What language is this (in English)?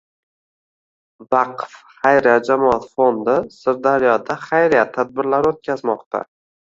Uzbek